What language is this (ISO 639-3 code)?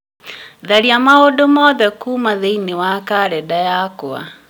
kik